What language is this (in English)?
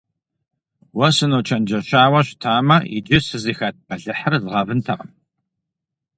Kabardian